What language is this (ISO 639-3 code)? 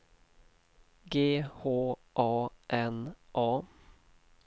swe